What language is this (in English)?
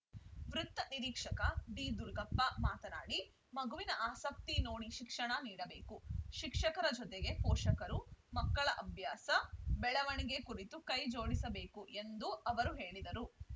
Kannada